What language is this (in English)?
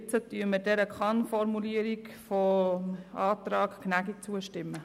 Swiss German